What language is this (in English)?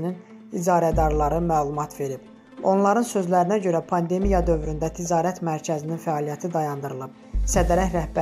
Turkish